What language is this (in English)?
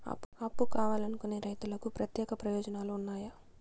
Telugu